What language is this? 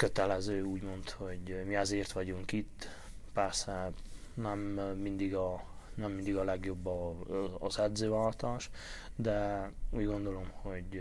Hungarian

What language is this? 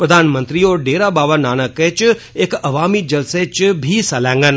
Dogri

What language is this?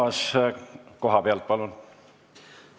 Estonian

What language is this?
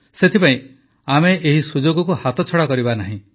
Odia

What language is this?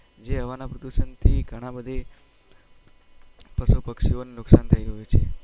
Gujarati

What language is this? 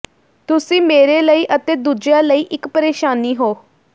Punjabi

